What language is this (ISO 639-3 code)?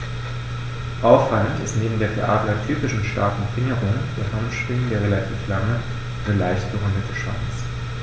deu